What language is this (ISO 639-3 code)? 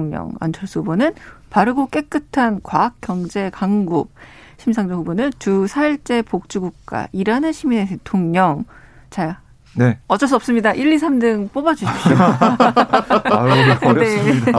kor